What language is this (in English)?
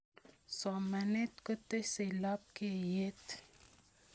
Kalenjin